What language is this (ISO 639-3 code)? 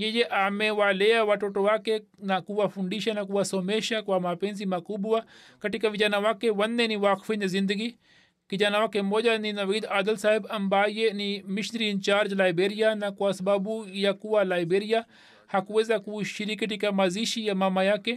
swa